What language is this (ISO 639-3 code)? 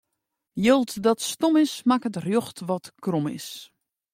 fry